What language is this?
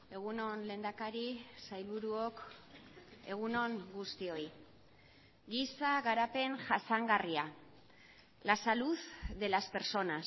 Basque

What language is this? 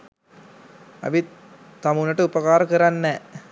Sinhala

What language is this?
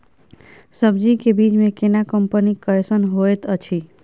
Maithili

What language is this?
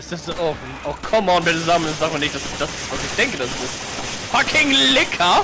German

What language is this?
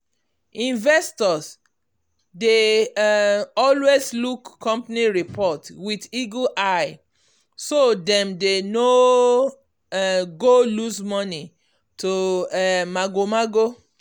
Nigerian Pidgin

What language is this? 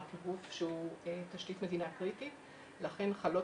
Hebrew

